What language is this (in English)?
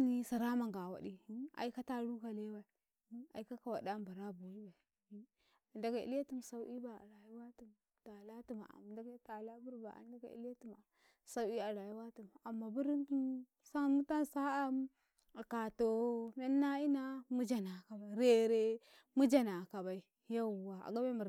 Karekare